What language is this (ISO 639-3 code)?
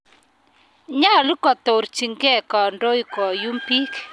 kln